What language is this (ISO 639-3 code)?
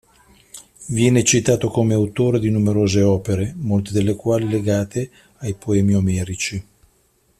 ita